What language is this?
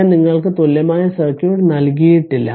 Malayalam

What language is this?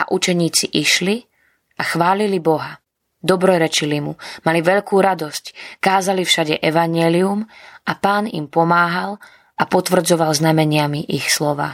Slovak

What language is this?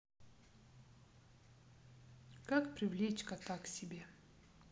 Russian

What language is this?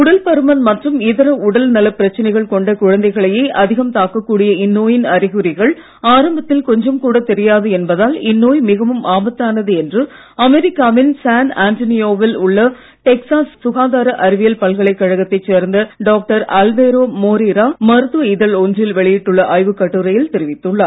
Tamil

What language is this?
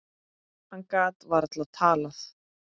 Icelandic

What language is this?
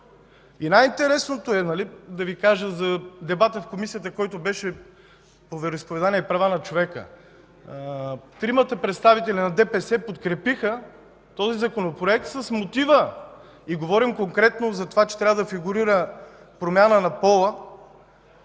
Bulgarian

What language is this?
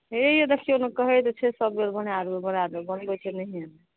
Maithili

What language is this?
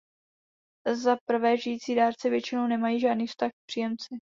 Czech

